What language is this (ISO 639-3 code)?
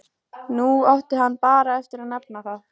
isl